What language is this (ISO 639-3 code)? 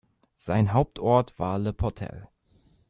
deu